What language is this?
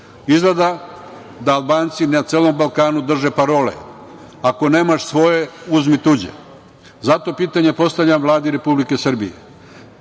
Serbian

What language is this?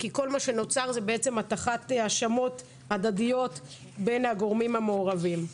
Hebrew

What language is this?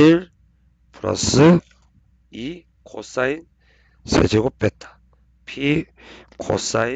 Korean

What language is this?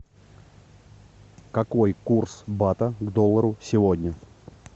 Russian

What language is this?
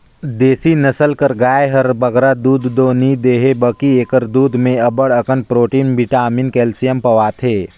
Chhattisgarhi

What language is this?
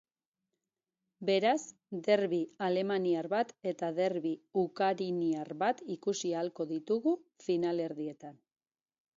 Basque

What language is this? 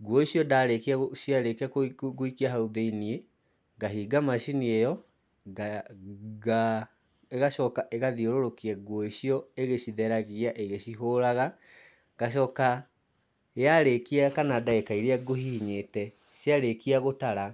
Kikuyu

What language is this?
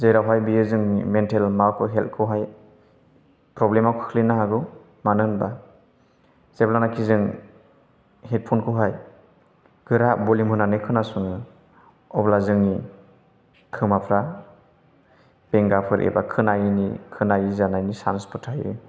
Bodo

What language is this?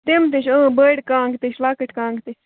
Kashmiri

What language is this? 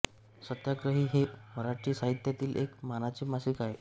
Marathi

